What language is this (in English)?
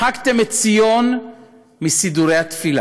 Hebrew